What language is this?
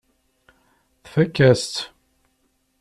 Kabyle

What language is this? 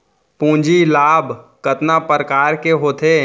Chhattisgarhi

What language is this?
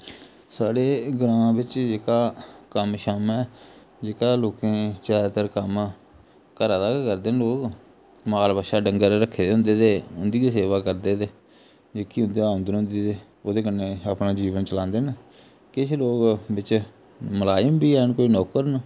Dogri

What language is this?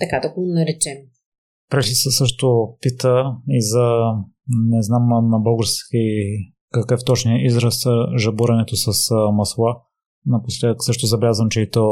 Bulgarian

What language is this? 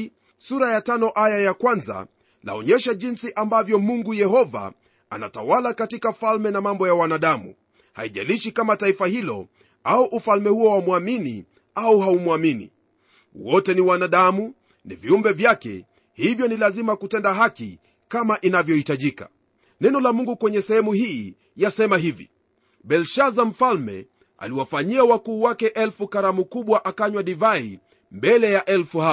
Swahili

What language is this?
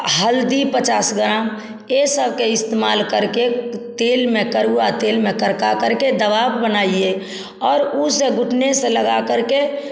Hindi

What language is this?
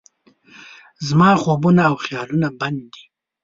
Pashto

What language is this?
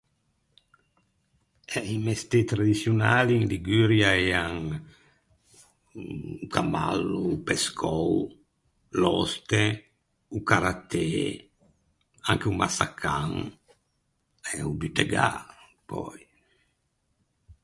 Ligurian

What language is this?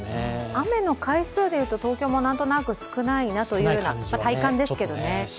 Japanese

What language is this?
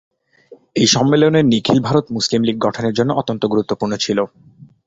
Bangla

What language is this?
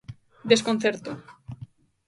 Galician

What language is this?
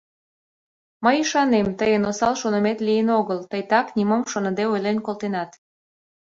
Mari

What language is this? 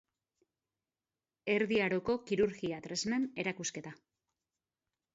Basque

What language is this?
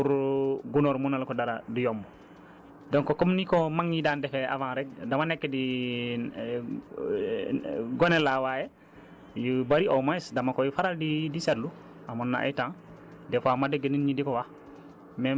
Wolof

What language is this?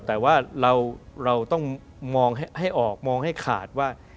Thai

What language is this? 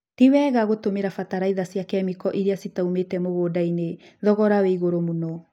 Kikuyu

